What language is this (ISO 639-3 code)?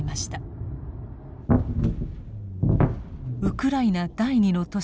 jpn